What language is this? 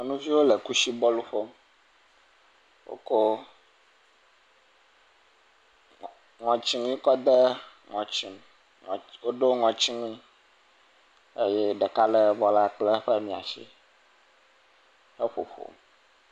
Ewe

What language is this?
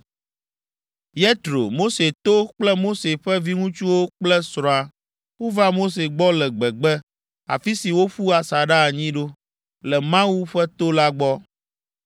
Ewe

